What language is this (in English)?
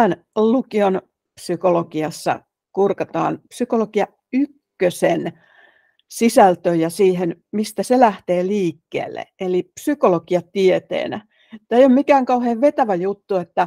Finnish